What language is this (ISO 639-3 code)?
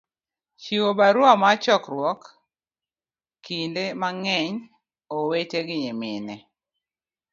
luo